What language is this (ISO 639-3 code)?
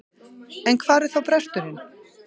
isl